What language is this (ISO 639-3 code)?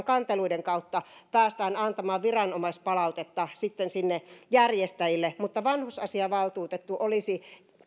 fin